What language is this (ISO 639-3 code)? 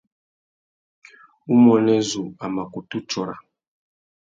bag